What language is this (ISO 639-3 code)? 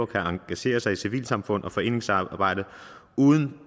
dan